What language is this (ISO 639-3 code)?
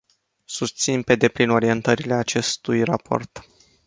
ron